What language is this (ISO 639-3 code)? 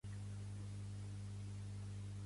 cat